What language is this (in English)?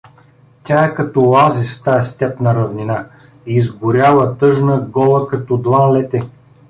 Bulgarian